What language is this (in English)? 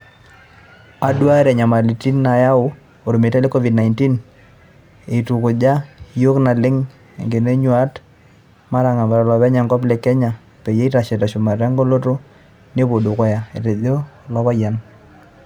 Masai